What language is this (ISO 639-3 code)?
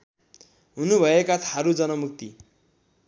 nep